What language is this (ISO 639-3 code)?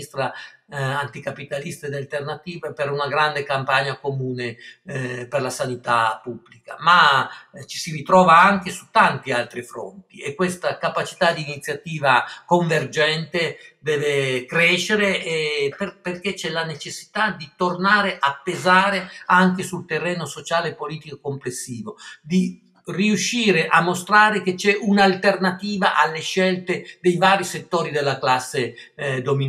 ita